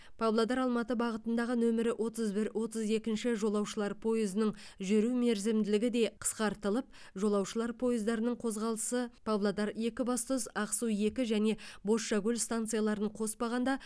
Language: Kazakh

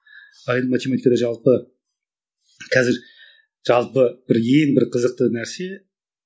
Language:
Kazakh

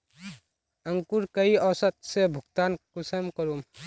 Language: Magahi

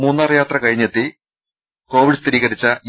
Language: Malayalam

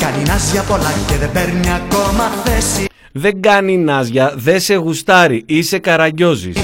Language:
Greek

